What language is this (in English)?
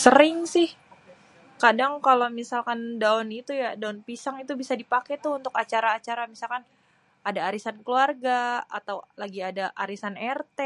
Betawi